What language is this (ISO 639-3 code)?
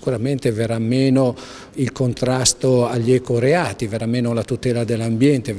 ita